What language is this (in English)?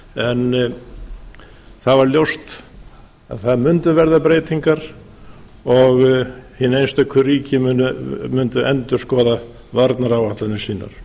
Icelandic